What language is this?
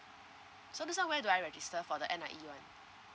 English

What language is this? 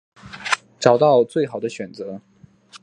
Chinese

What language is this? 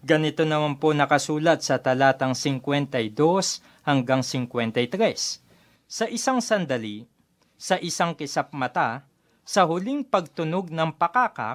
Filipino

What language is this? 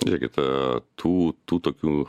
Lithuanian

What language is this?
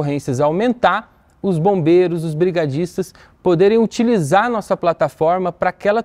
Portuguese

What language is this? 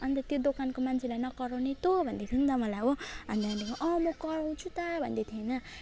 Nepali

